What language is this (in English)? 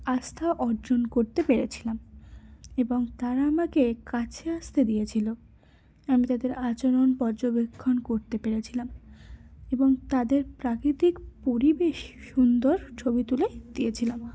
Bangla